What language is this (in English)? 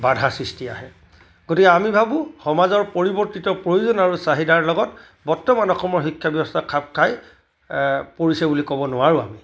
Assamese